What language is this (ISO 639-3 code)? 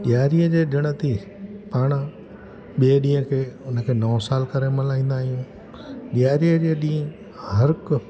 snd